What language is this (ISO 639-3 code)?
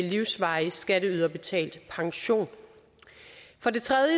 dan